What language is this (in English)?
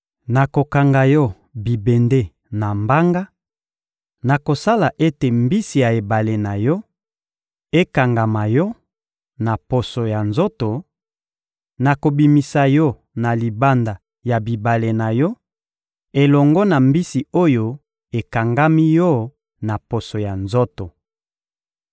Lingala